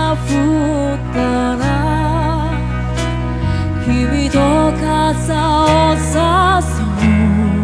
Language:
Korean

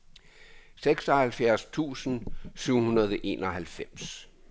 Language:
Danish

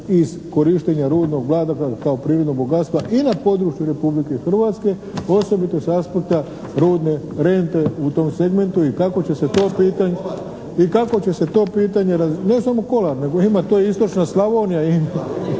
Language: Croatian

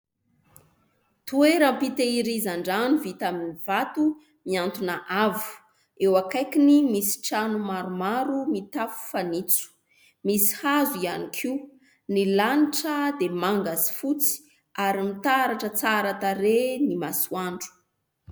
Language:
Malagasy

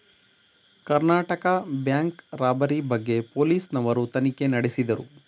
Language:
Kannada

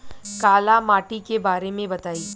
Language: Bhojpuri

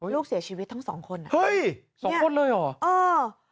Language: Thai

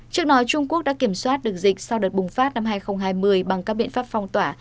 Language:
Vietnamese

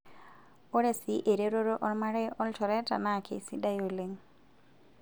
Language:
Masai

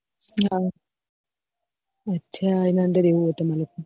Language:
Gujarati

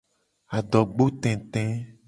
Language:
Gen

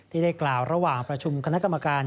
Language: Thai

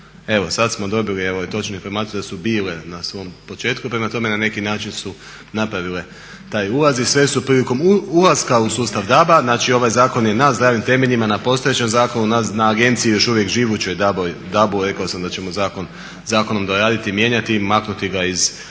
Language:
Croatian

